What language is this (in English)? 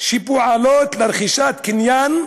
Hebrew